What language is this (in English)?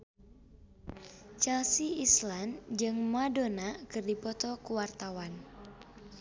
Sundanese